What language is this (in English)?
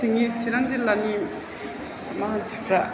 Bodo